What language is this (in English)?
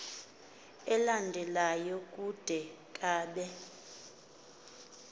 Xhosa